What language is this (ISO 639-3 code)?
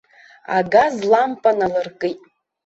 abk